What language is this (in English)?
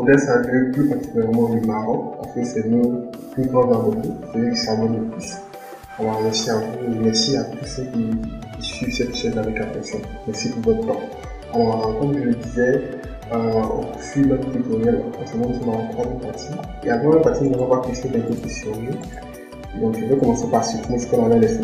French